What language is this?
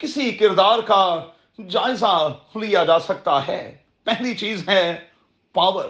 Urdu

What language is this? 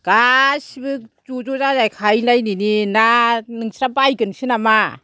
Bodo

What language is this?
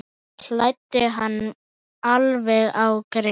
Icelandic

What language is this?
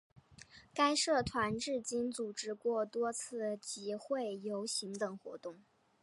Chinese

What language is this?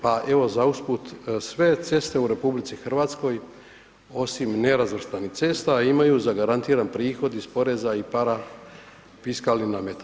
Croatian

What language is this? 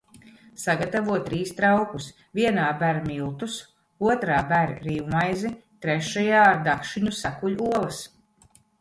Latvian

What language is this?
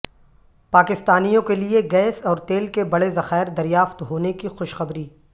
Urdu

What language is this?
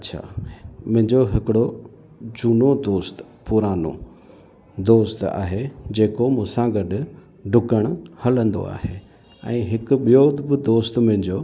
Sindhi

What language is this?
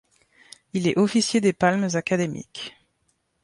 French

